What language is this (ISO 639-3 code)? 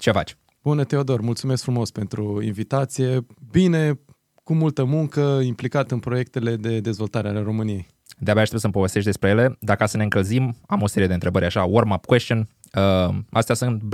ron